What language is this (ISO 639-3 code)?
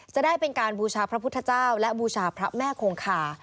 tha